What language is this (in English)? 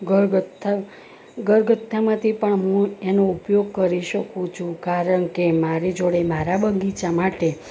Gujarati